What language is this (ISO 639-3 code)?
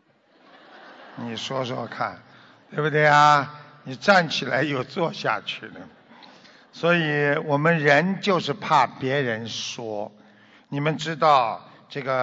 zho